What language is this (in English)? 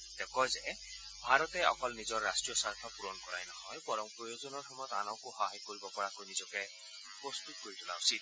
Assamese